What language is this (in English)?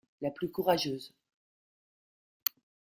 French